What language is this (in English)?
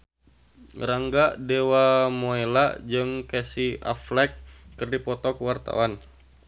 Sundanese